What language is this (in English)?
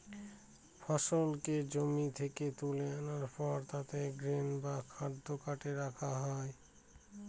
Bangla